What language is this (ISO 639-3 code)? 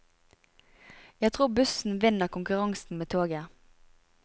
nor